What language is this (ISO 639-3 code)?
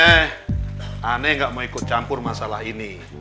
ind